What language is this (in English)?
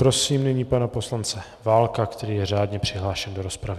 Czech